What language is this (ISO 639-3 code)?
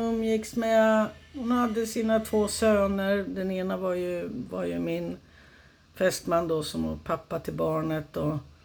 swe